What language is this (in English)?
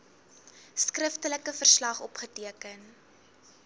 Afrikaans